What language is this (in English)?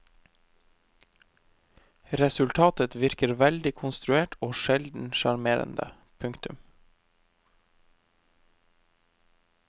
Norwegian